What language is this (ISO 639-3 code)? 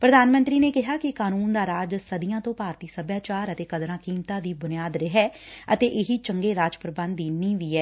pan